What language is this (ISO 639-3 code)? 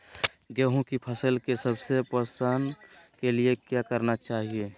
mag